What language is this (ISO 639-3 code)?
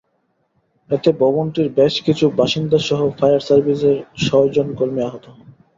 ben